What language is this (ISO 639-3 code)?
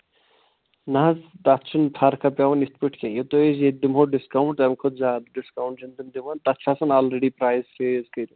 kas